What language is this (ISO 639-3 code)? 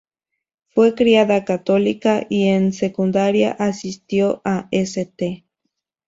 spa